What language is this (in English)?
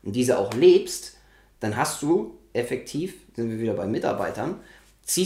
German